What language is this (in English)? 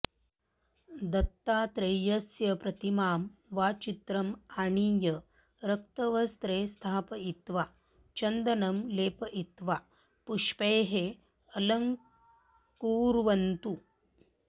Sanskrit